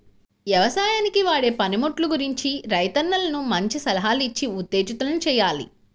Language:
Telugu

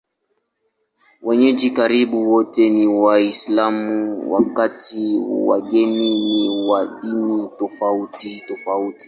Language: Swahili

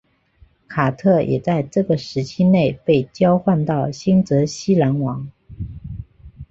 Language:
Chinese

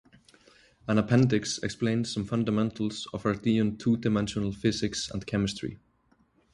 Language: English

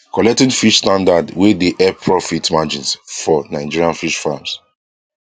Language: Nigerian Pidgin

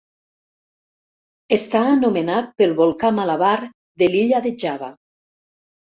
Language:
Catalan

